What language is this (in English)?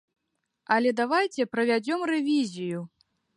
Belarusian